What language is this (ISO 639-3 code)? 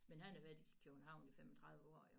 dan